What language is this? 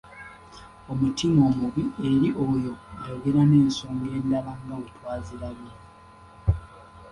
Ganda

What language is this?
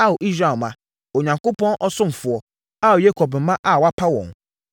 Akan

